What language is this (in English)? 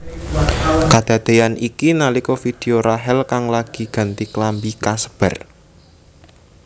Javanese